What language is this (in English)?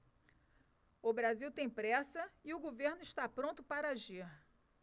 Portuguese